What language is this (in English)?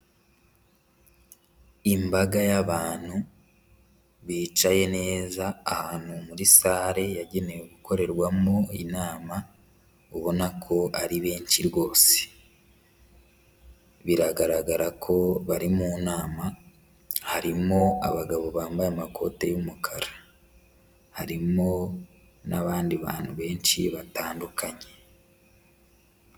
Kinyarwanda